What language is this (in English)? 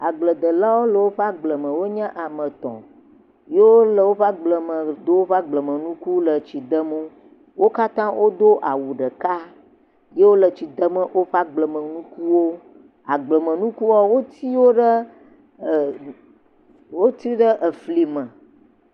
Ewe